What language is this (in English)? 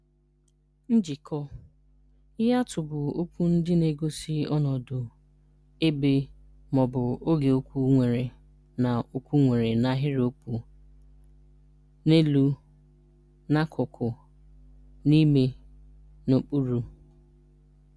Igbo